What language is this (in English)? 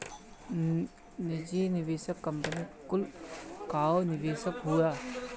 Bhojpuri